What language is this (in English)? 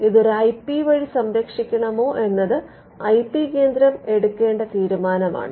Malayalam